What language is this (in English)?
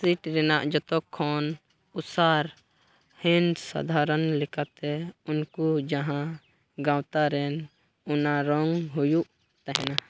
Santali